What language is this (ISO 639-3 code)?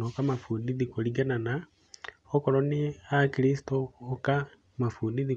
kik